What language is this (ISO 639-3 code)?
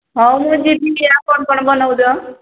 ori